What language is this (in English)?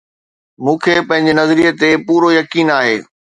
Sindhi